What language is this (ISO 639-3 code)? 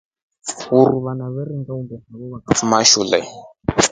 rof